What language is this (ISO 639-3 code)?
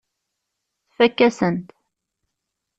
kab